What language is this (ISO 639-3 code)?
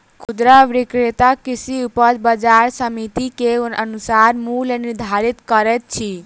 mai